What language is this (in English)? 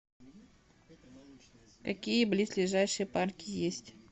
Russian